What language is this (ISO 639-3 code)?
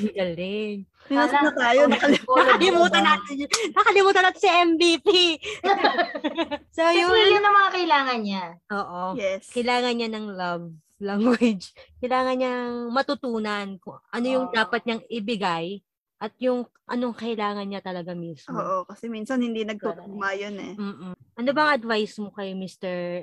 fil